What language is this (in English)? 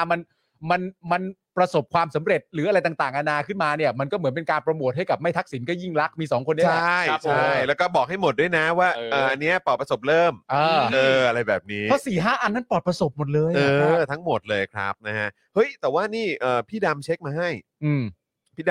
Thai